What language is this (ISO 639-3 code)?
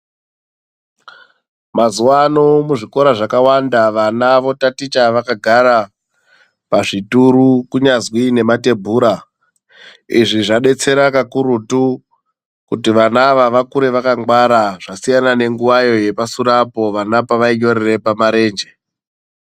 ndc